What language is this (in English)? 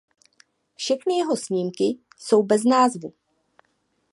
Czech